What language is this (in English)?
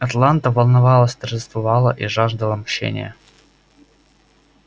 Russian